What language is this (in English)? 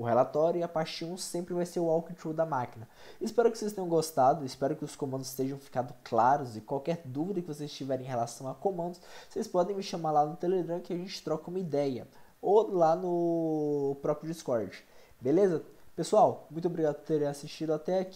Portuguese